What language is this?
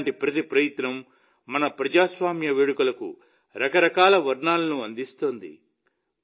Telugu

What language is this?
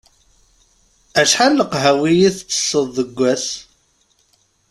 Kabyle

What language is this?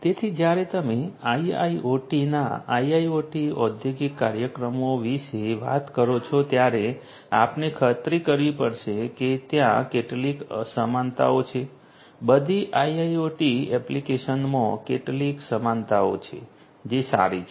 Gujarati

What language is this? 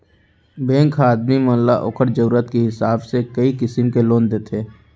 Chhattisgarhi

